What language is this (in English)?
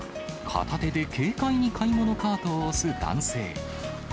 Japanese